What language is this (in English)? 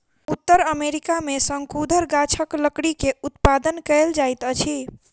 Maithili